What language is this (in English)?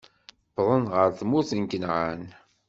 Kabyle